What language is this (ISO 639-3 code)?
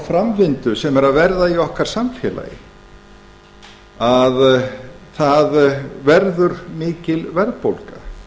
isl